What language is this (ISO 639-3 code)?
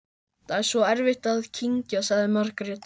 isl